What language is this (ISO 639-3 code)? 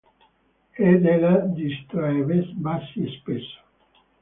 ita